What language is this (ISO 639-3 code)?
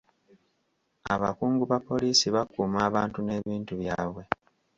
lug